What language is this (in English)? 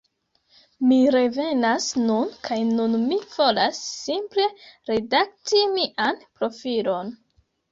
Esperanto